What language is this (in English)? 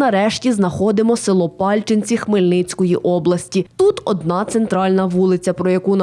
Ukrainian